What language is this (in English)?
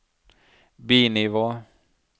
Norwegian